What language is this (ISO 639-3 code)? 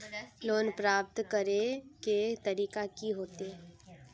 mag